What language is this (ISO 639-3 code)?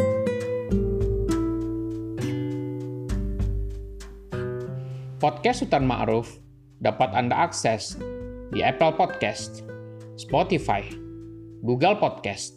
ind